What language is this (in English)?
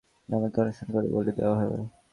Bangla